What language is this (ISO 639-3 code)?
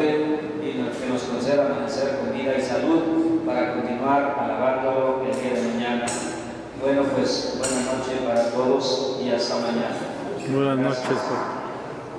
spa